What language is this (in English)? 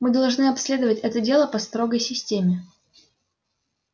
Russian